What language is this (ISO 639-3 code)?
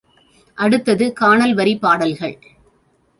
tam